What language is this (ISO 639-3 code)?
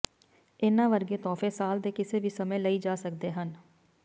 pan